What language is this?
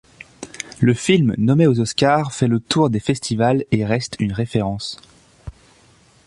French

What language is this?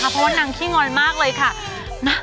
Thai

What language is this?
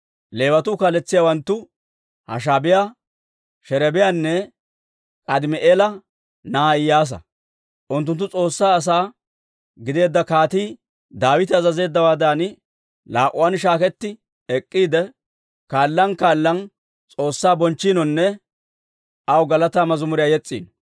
Dawro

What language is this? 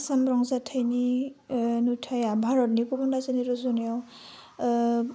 Bodo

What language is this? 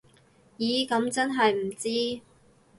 Cantonese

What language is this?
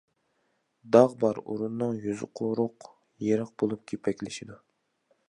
Uyghur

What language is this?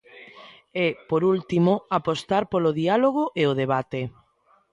Galician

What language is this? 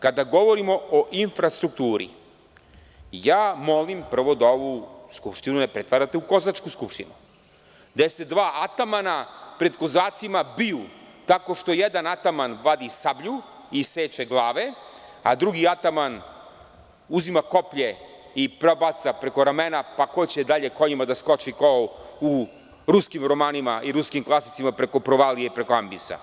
Serbian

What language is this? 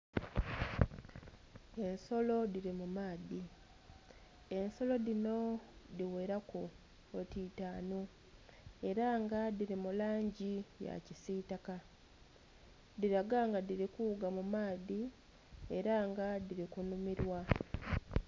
Soga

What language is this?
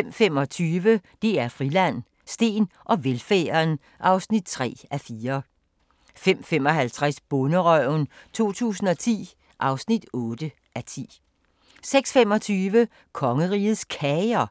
Danish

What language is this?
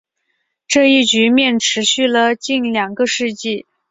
Chinese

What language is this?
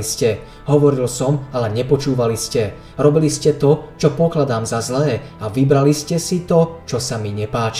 Slovak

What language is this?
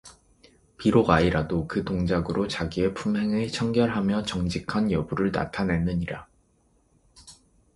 Korean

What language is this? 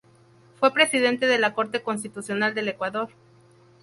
Spanish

